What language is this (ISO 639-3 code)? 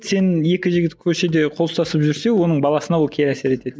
kaz